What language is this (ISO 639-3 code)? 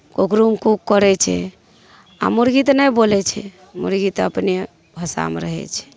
mai